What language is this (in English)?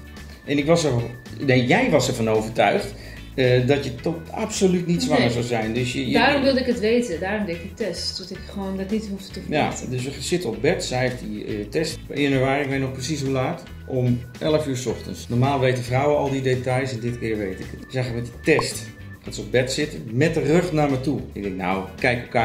Dutch